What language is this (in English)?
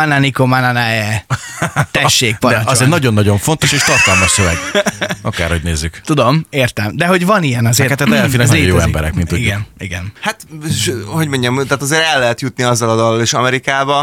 Hungarian